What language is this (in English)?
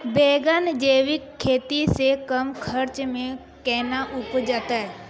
Maithili